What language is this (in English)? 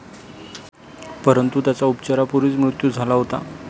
Marathi